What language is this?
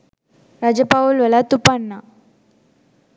Sinhala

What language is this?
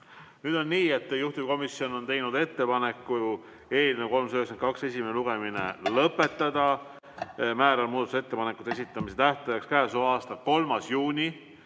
Estonian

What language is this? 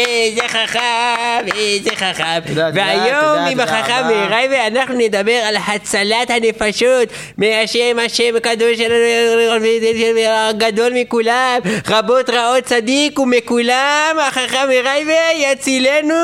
Hebrew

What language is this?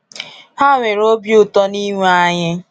Igbo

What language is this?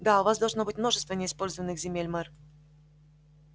Russian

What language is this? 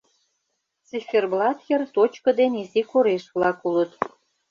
Mari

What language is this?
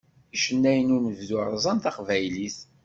Kabyle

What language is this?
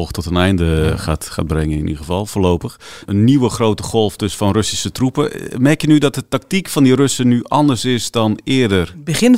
Dutch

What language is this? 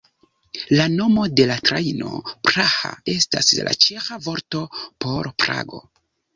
Esperanto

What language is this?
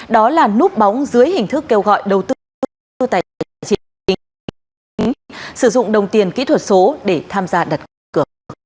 Vietnamese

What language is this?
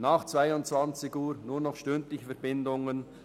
Swiss German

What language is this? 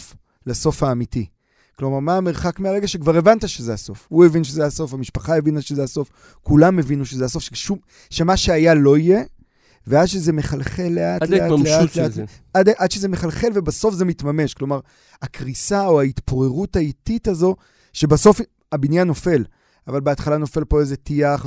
Hebrew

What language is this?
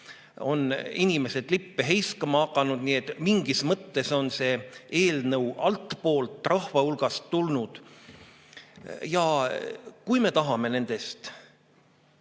Estonian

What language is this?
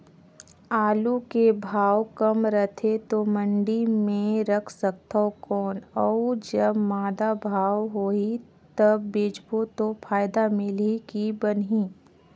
Chhattisgarhi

